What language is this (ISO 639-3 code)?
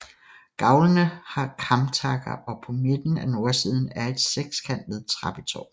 dan